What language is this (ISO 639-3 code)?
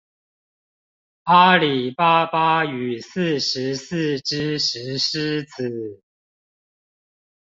zho